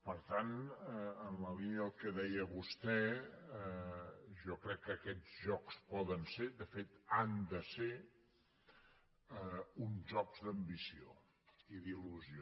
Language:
Catalan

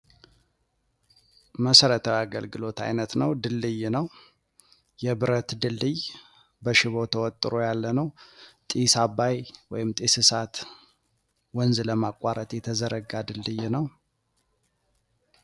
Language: Amharic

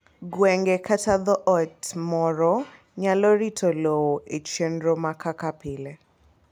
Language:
Luo (Kenya and Tanzania)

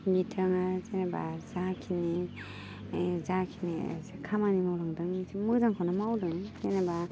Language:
Bodo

